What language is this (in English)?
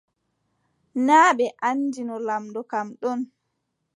Adamawa Fulfulde